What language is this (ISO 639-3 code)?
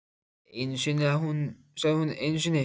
isl